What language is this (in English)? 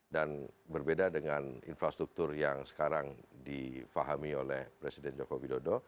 Indonesian